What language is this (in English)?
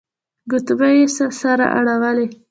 Pashto